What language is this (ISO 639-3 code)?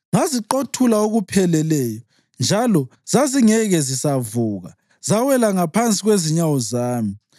nde